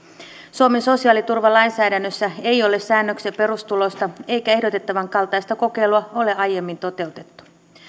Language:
Finnish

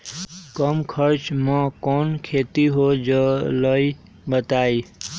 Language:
Magahi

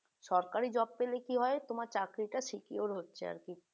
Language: Bangla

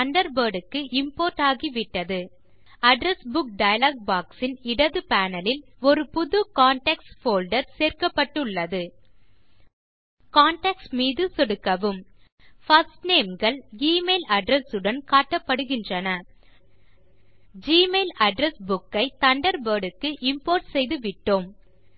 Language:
Tamil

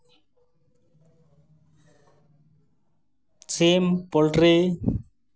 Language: Santali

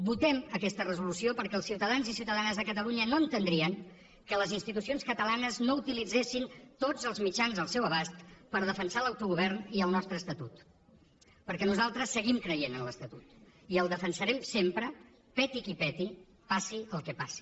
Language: Catalan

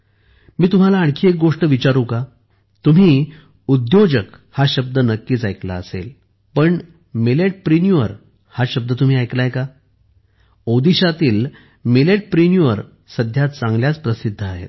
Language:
Marathi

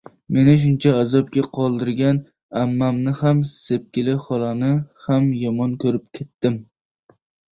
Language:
Uzbek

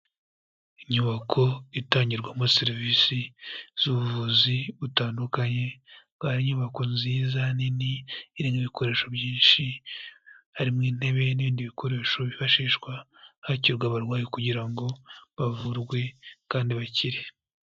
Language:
Kinyarwanda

